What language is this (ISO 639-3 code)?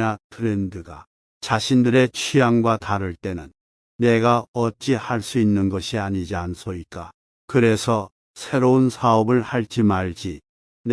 kor